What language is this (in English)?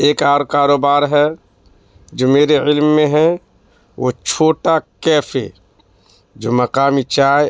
Urdu